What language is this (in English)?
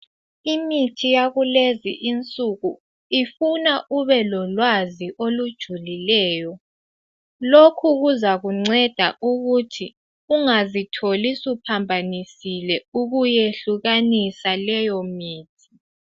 North Ndebele